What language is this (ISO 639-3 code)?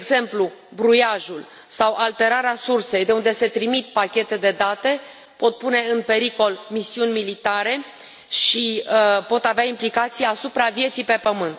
ron